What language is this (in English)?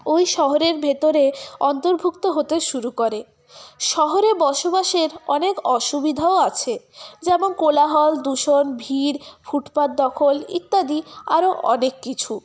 Bangla